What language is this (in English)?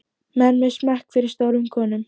Icelandic